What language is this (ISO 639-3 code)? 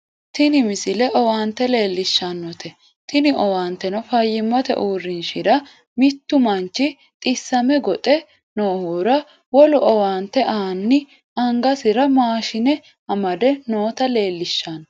sid